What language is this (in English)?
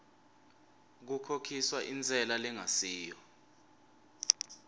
Swati